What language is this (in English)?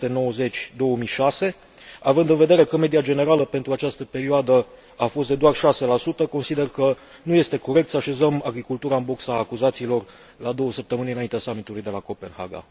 Romanian